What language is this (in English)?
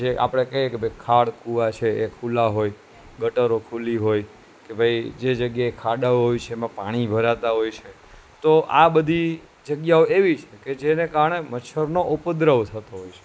Gujarati